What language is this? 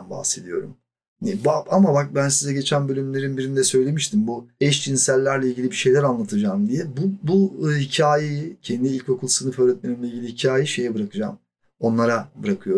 Turkish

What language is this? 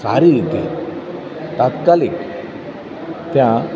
Gujarati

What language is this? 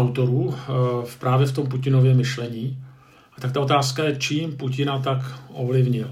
Czech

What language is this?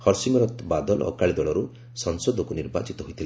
Odia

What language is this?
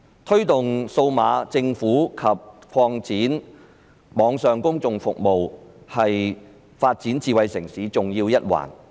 Cantonese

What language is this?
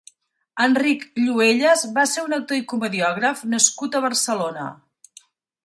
Catalan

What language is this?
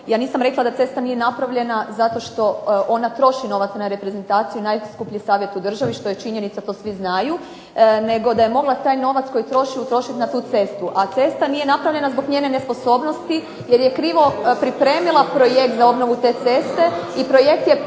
Croatian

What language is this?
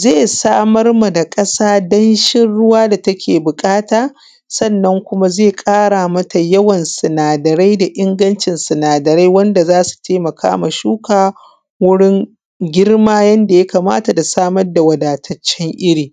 Hausa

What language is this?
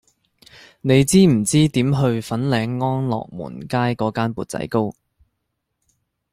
Cantonese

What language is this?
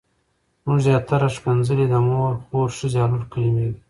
Pashto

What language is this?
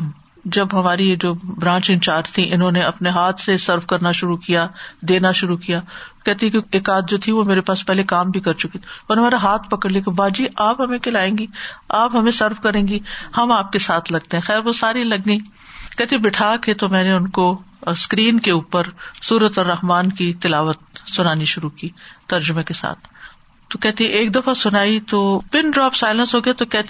Urdu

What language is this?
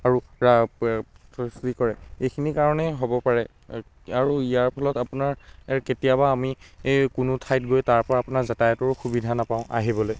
Assamese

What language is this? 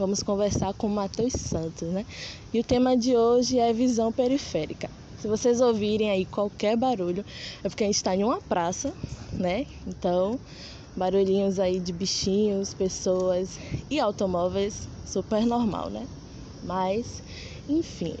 Portuguese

